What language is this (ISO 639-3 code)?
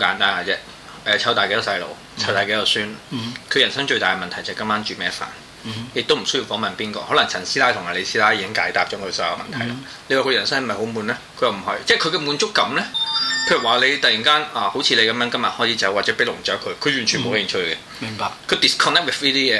zho